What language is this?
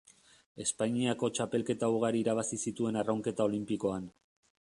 Basque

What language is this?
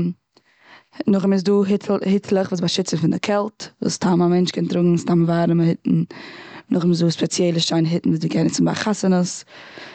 Yiddish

